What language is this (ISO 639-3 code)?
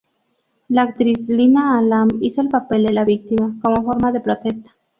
spa